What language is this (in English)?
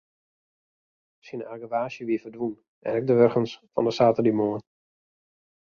Western Frisian